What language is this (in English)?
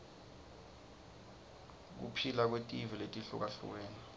Swati